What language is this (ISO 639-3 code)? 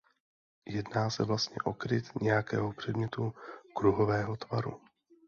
ces